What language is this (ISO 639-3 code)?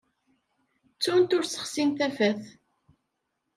kab